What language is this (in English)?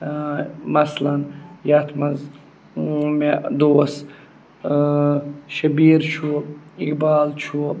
Kashmiri